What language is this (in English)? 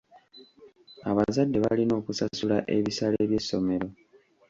Ganda